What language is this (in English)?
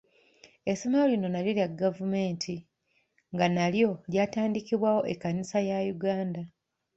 Ganda